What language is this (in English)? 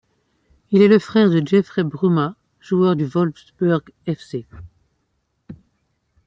French